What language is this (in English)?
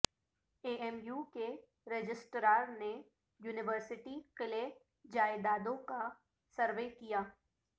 Urdu